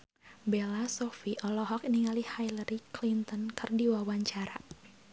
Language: Sundanese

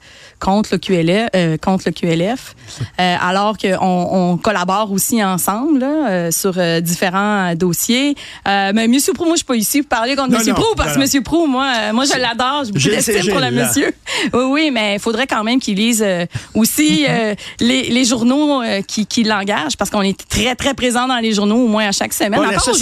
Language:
French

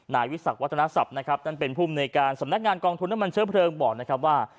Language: Thai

